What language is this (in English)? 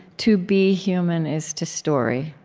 English